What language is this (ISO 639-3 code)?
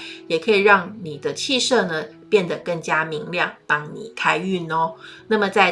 zho